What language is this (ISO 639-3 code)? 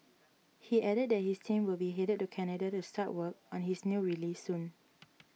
eng